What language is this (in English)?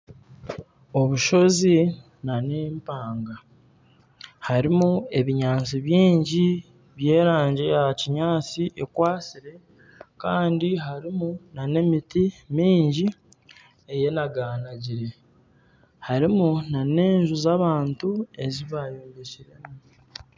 Nyankole